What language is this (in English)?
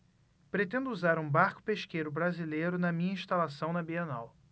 Portuguese